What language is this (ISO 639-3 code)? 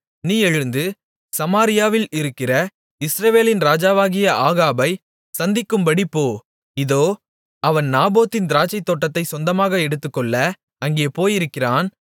tam